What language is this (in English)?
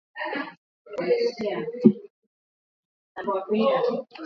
Swahili